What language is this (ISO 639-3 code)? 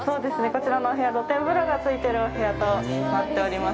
jpn